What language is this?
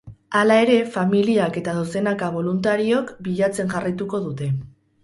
Basque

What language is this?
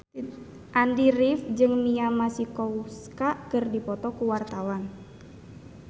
Sundanese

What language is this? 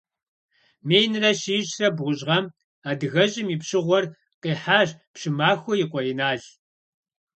Kabardian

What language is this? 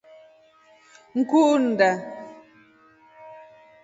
Rombo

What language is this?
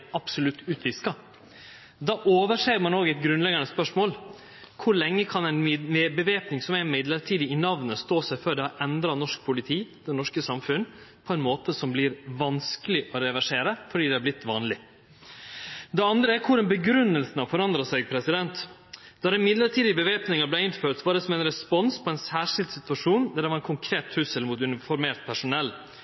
Norwegian Nynorsk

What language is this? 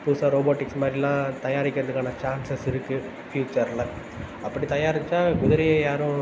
Tamil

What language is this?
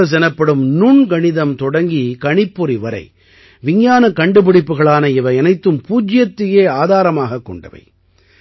Tamil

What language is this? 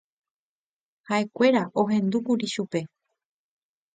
Guarani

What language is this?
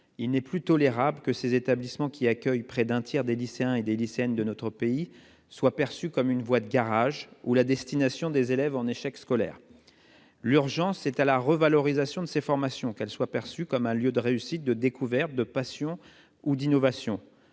French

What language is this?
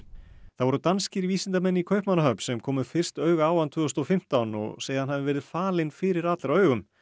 Icelandic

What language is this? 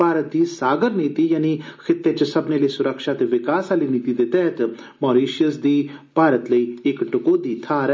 Dogri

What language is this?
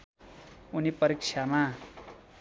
Nepali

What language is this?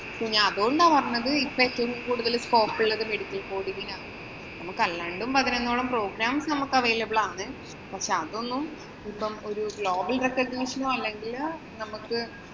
Malayalam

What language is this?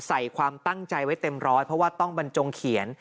Thai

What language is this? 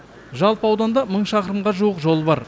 Kazakh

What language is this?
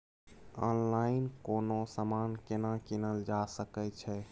Maithili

